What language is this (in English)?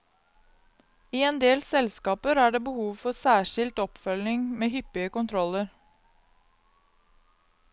Norwegian